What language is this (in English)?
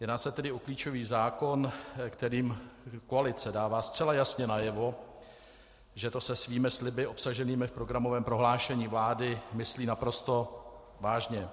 Czech